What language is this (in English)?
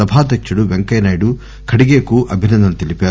Telugu